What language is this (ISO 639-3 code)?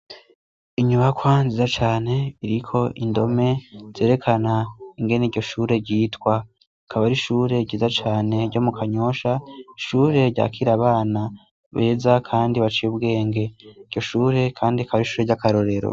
run